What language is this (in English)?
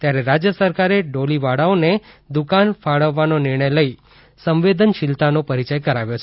Gujarati